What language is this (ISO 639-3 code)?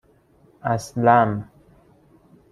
fas